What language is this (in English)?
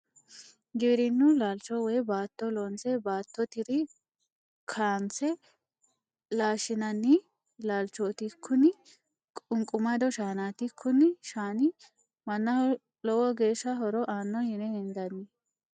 Sidamo